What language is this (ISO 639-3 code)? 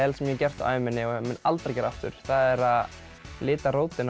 isl